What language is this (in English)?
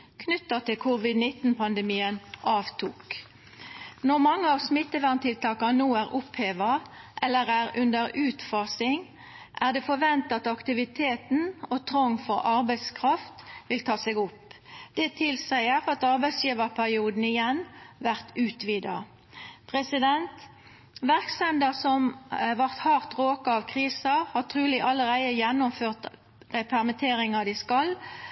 Norwegian Nynorsk